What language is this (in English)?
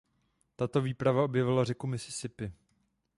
Czech